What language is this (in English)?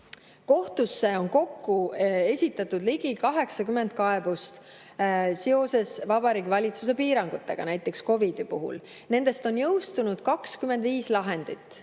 Estonian